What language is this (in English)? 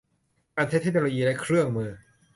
Thai